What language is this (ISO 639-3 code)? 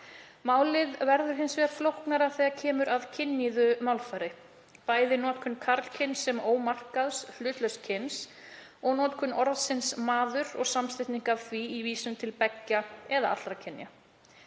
isl